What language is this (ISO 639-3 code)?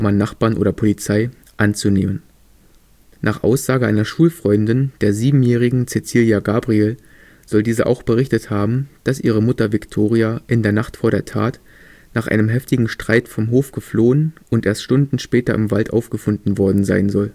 deu